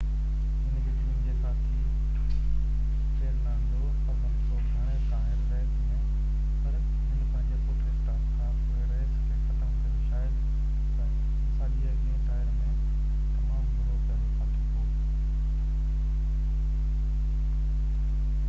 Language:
Sindhi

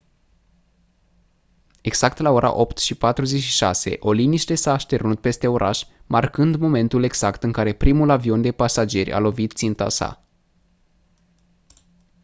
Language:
Romanian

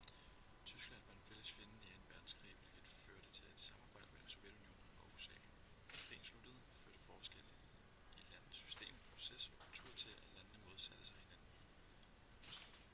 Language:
Danish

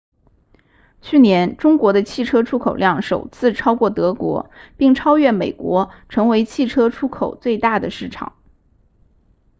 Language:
Chinese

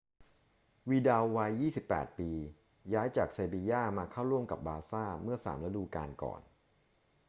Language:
Thai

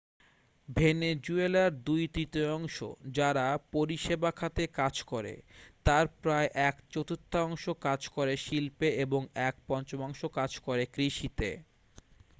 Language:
Bangla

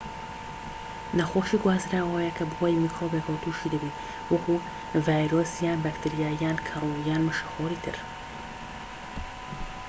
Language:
Central Kurdish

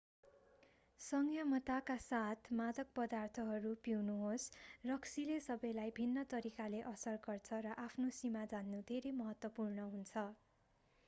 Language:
Nepali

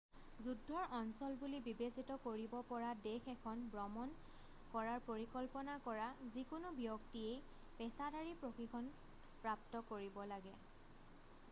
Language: Assamese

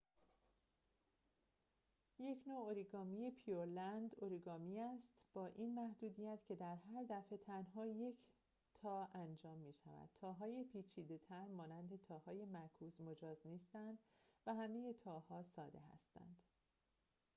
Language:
Persian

